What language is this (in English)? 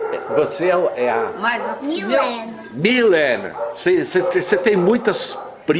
Portuguese